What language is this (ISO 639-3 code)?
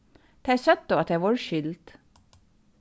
fao